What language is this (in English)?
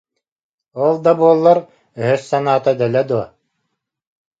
Yakut